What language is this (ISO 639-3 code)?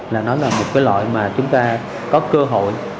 vie